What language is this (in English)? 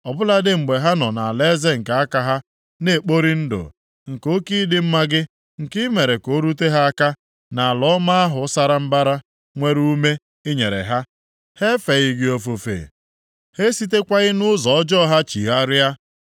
Igbo